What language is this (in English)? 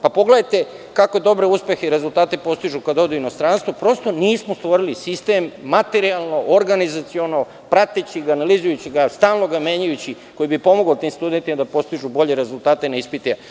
Serbian